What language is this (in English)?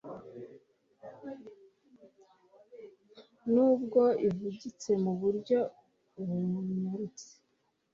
Kinyarwanda